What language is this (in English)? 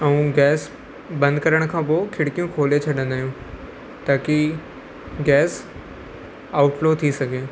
Sindhi